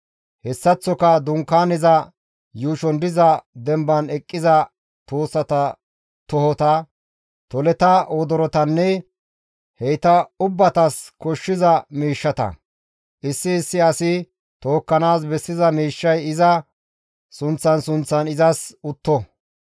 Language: Gamo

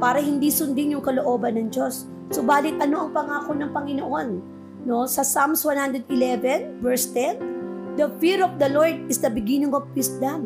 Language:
Filipino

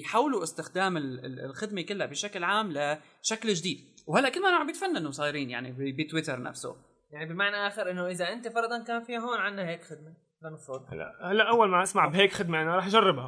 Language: Arabic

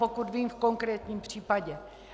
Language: Czech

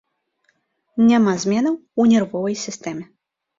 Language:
Belarusian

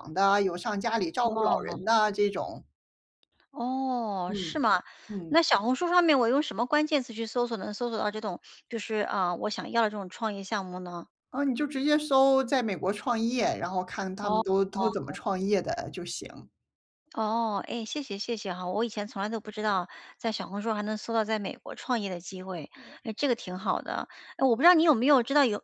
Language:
Chinese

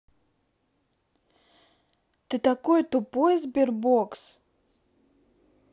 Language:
Russian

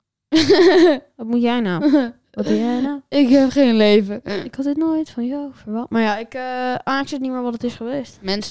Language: Dutch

